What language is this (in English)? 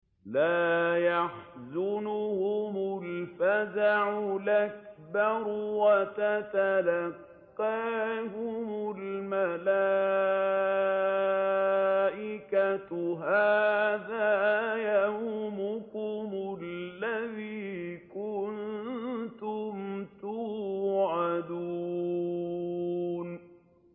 Arabic